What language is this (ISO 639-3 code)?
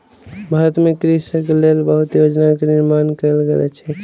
mai